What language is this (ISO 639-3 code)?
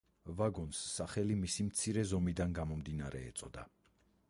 kat